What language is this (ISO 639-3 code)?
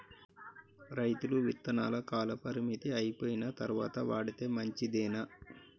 tel